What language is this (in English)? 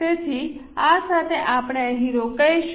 Gujarati